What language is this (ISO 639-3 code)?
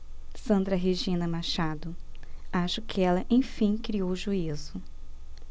por